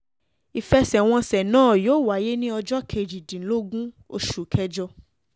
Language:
Yoruba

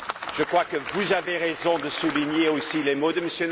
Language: French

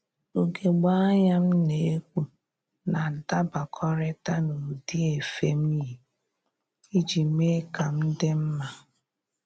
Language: Igbo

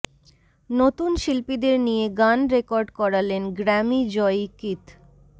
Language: Bangla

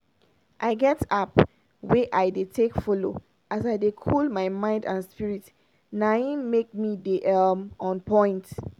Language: Nigerian Pidgin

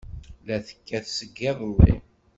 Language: Kabyle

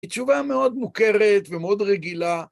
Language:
Hebrew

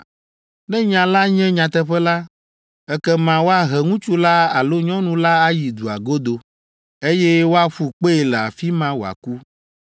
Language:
Ewe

